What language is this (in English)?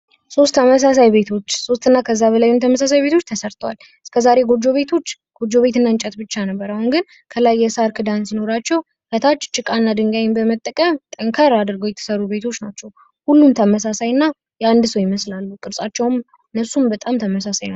Amharic